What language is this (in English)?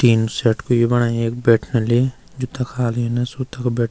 Garhwali